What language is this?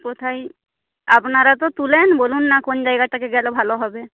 Bangla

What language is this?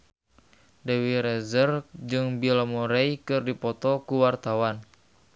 Sundanese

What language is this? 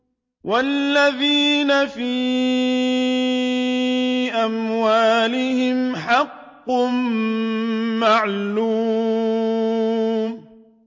Arabic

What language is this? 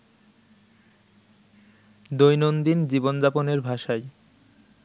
Bangla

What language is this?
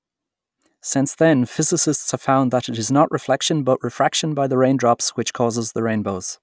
English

